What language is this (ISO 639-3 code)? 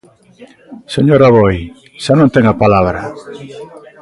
glg